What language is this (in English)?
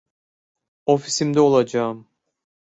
Turkish